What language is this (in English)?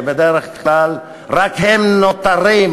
Hebrew